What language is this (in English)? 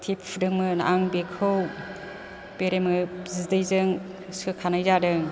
Bodo